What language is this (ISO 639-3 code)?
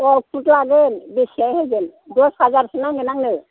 brx